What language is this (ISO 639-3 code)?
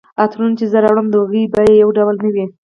pus